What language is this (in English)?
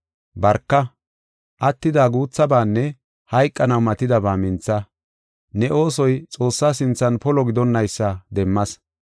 Gofa